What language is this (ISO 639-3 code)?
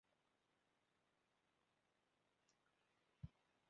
cym